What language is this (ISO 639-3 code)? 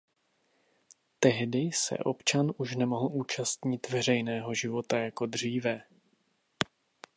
ces